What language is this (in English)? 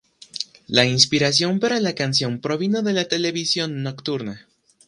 Spanish